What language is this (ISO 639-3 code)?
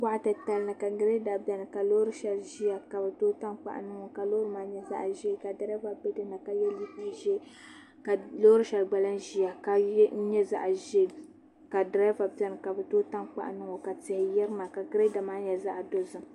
dag